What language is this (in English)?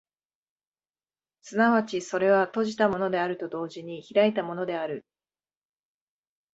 Japanese